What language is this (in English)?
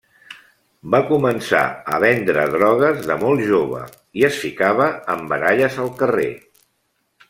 Catalan